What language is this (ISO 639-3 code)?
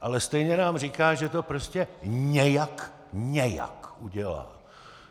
ces